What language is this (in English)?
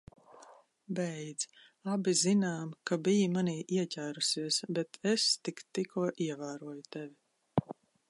Latvian